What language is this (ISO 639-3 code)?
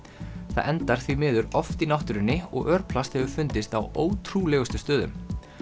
isl